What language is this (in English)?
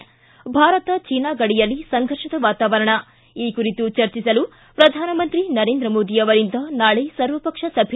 Kannada